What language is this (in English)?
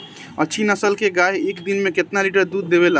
Bhojpuri